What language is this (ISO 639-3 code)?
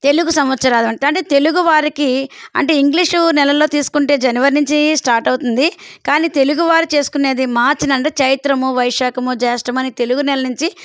tel